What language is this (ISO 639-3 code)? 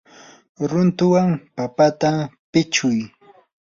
qur